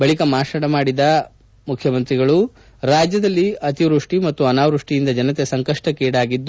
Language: Kannada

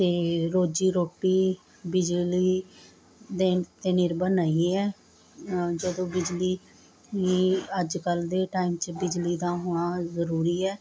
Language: Punjabi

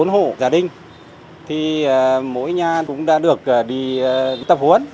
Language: Vietnamese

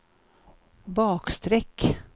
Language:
Swedish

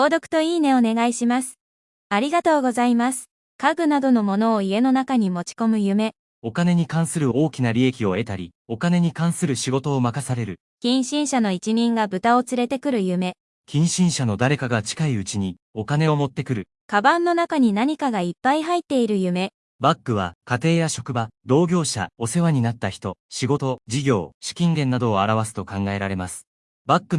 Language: Japanese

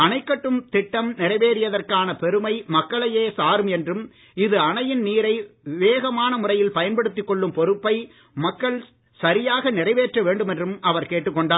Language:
Tamil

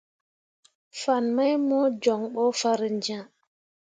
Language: Mundang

